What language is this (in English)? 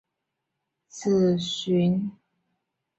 Chinese